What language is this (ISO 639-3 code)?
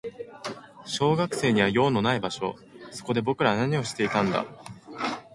jpn